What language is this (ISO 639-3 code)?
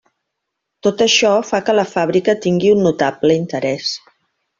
cat